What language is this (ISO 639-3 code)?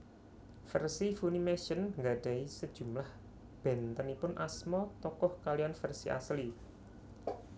jav